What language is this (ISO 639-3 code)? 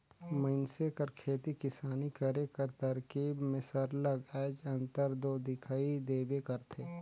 hne